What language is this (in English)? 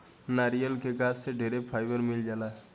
Bhojpuri